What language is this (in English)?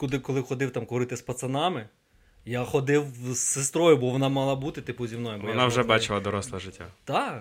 Ukrainian